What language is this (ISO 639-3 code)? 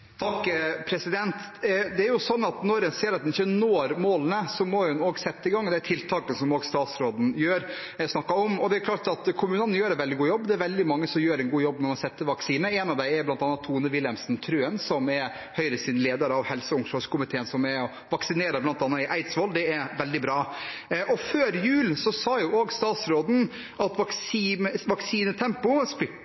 nob